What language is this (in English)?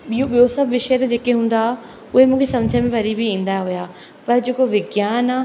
Sindhi